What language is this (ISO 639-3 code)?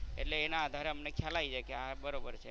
guj